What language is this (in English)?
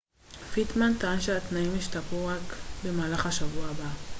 Hebrew